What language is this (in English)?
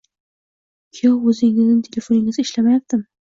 Uzbek